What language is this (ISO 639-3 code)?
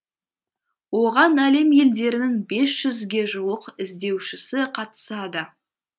kaz